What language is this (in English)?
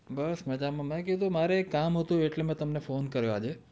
Gujarati